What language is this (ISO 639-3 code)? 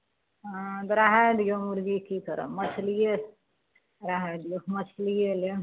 mai